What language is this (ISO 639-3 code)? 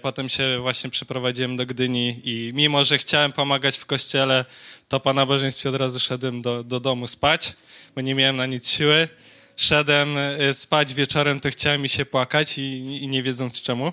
pol